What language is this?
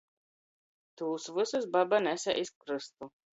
Latgalian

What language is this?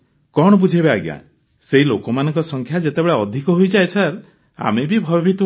Odia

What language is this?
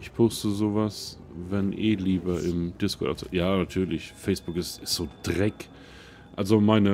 German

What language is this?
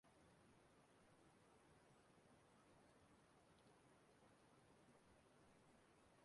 Igbo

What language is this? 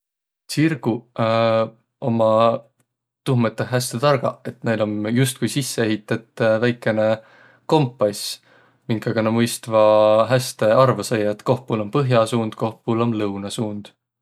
Võro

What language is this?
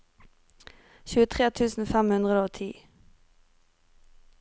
Norwegian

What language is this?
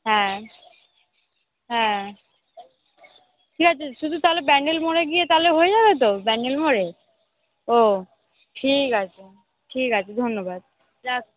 Bangla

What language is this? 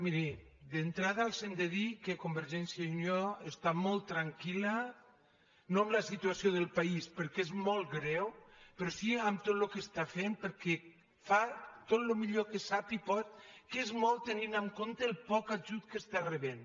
Catalan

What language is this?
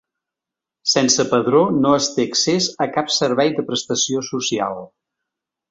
Catalan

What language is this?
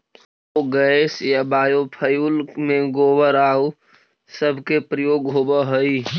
Magahi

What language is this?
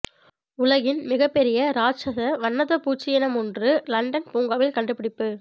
Tamil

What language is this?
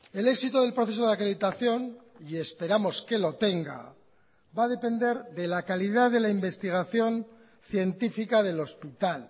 Spanish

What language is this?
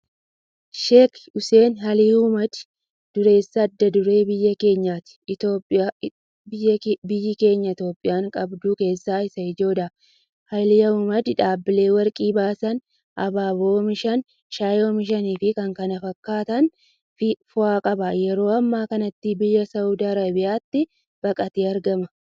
Oromo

